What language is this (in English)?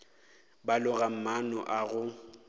Northern Sotho